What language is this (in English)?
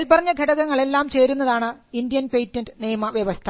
Malayalam